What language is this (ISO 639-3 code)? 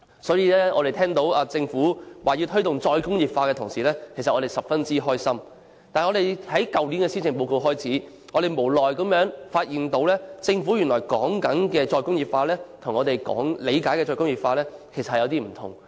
yue